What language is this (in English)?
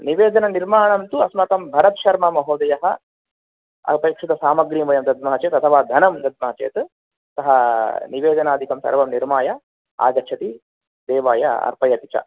Sanskrit